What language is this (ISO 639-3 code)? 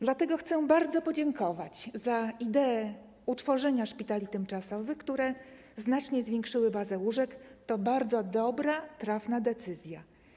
pol